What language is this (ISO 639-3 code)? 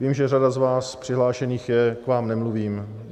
ces